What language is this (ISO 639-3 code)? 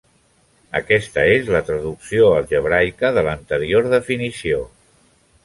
cat